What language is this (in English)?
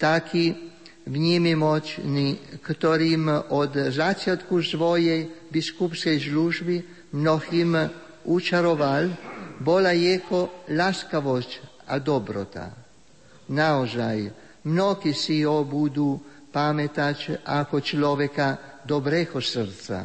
Slovak